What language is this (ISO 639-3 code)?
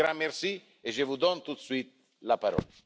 fra